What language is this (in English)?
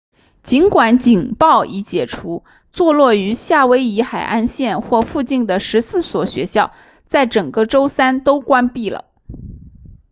Chinese